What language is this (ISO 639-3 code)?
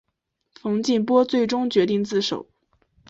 zho